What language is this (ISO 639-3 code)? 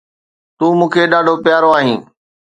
snd